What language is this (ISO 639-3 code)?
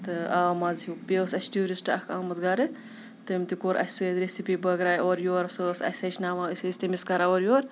kas